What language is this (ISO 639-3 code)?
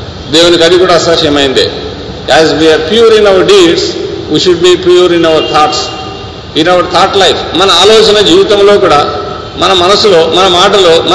tel